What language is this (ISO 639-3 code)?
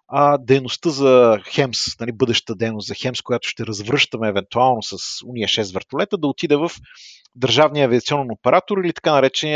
bul